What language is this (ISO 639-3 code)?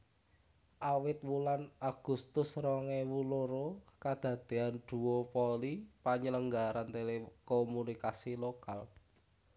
jav